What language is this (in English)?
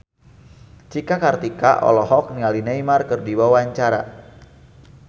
Sundanese